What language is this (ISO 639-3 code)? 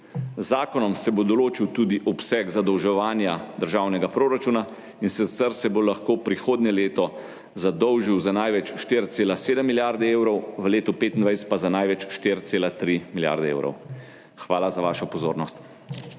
slv